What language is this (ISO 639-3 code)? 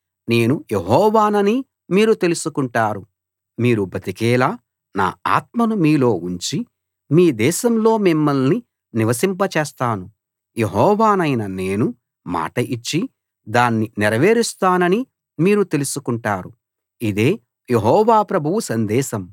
tel